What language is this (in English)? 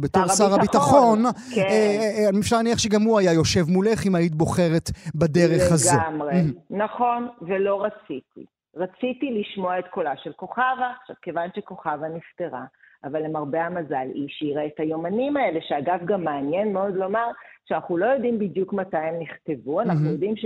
Hebrew